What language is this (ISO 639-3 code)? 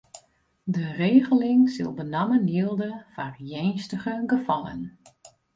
fry